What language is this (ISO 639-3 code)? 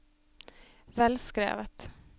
nor